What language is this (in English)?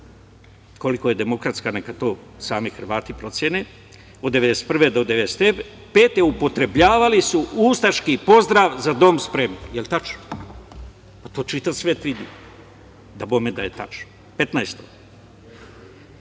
Serbian